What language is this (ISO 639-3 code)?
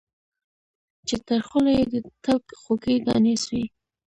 pus